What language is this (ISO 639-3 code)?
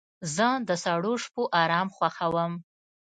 pus